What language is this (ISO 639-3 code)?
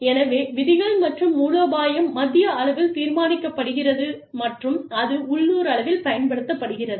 tam